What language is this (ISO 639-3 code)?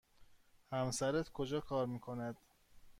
fas